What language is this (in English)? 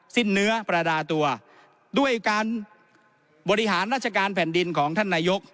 Thai